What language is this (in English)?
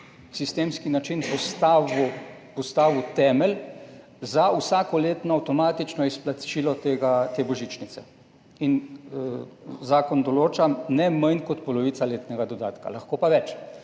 Slovenian